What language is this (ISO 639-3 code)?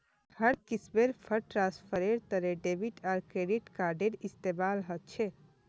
mag